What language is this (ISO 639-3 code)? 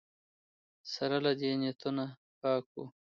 pus